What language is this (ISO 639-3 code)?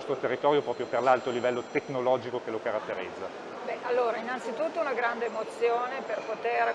ita